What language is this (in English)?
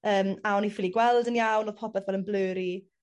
Welsh